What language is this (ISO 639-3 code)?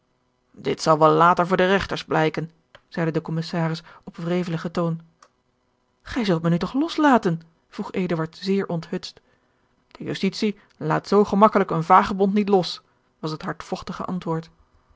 nld